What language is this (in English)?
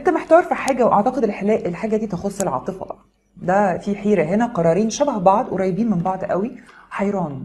Arabic